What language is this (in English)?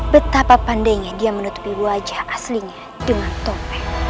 Indonesian